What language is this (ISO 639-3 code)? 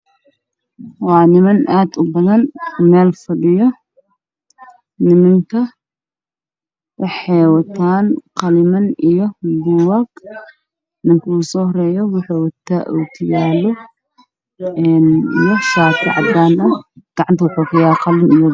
som